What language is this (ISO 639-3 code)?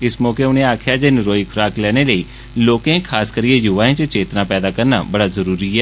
doi